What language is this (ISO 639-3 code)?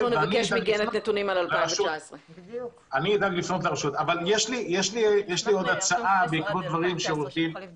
heb